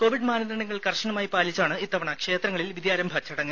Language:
Malayalam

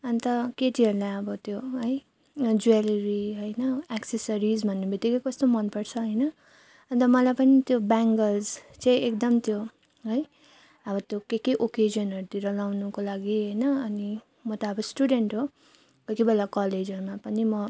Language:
Nepali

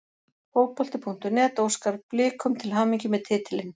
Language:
Icelandic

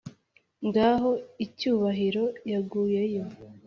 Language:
Kinyarwanda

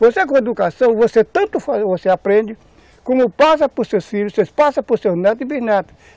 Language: Portuguese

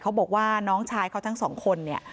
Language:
Thai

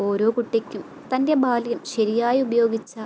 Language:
Malayalam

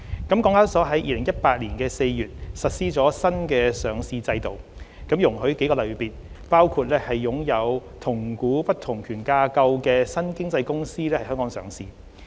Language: Cantonese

